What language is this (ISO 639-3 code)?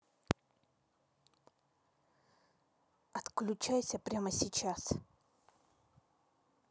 rus